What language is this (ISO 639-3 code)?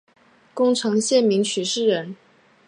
zho